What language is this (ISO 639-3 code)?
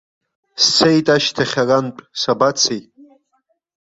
abk